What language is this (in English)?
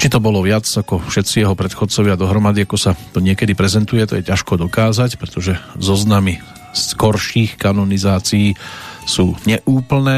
Slovak